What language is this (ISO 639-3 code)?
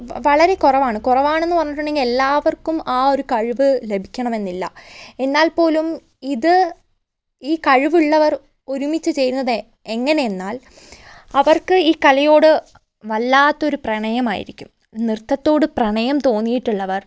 mal